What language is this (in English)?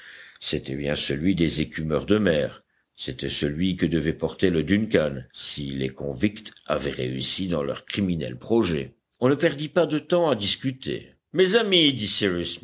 French